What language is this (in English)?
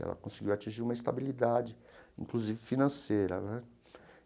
Portuguese